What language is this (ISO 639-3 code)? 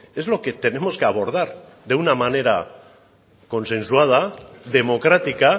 spa